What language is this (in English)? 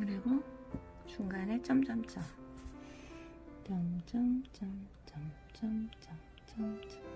Korean